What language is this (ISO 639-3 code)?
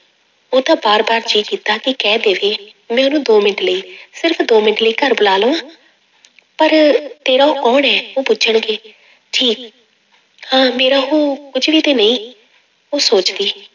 pan